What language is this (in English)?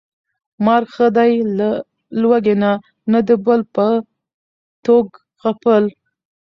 Pashto